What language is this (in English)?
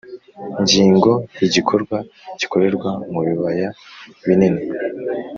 Kinyarwanda